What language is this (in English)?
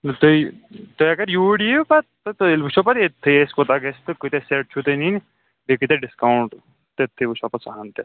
Kashmiri